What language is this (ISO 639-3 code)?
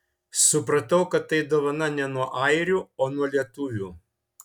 lit